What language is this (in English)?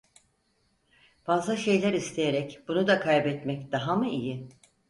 Turkish